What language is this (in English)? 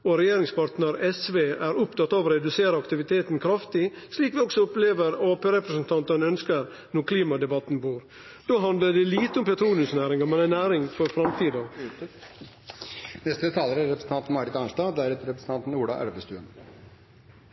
Norwegian Nynorsk